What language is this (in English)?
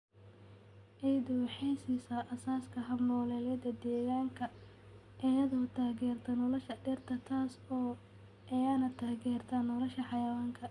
Somali